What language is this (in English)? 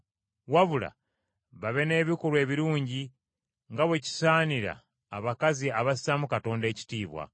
Ganda